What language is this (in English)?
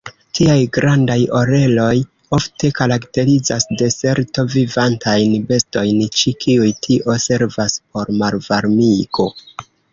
Esperanto